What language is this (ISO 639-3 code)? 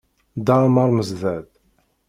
kab